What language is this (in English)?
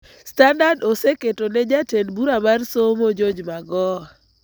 Luo (Kenya and Tanzania)